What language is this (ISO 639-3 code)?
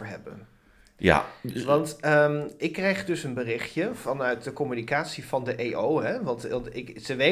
nld